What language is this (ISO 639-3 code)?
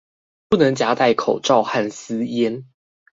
zho